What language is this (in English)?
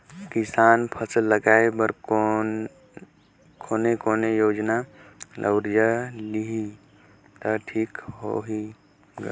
Chhattisgarhi